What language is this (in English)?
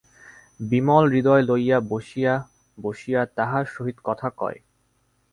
Bangla